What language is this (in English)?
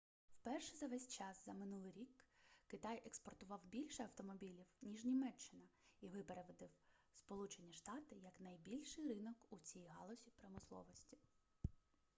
Ukrainian